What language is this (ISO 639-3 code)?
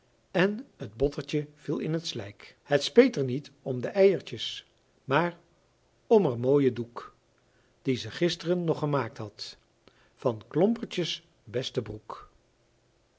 nld